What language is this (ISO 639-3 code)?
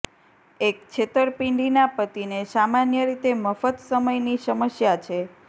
guj